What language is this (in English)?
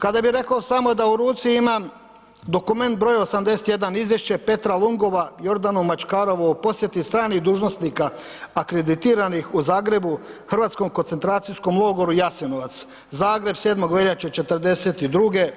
Croatian